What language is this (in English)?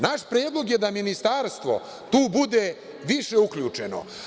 Serbian